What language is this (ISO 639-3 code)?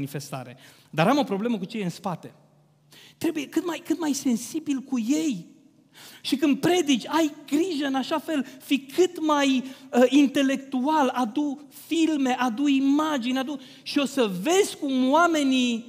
ron